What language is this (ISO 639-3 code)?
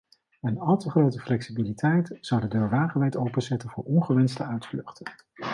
nld